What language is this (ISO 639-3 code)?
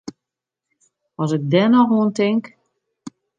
fry